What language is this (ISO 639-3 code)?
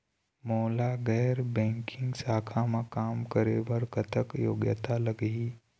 hne